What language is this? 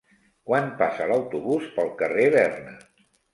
Catalan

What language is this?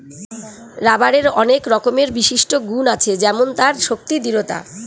Bangla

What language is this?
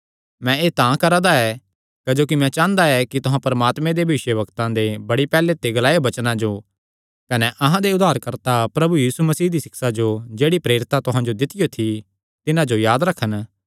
Kangri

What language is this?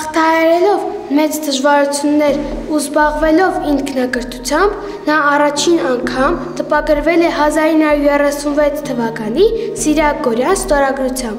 Turkish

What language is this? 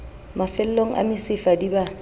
Southern Sotho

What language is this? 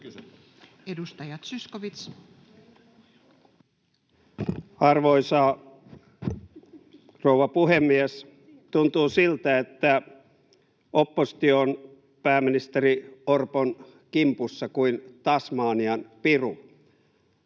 Finnish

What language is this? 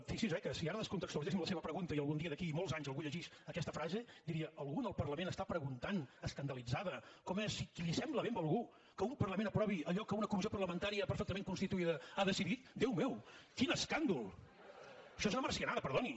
Catalan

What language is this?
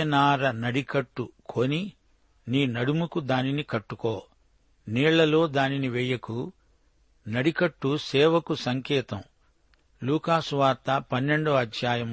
Telugu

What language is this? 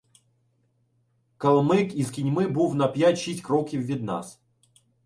Ukrainian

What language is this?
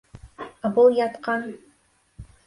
Bashkir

